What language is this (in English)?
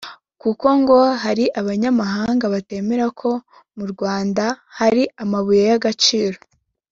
Kinyarwanda